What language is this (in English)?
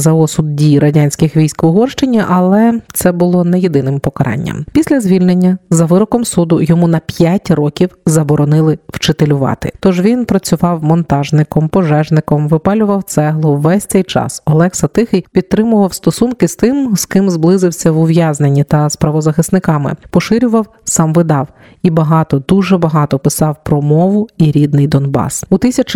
Ukrainian